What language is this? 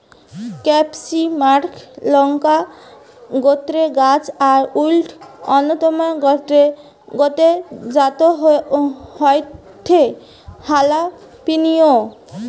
Bangla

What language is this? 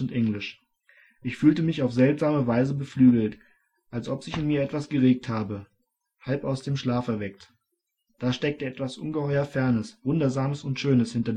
German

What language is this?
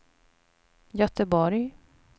Swedish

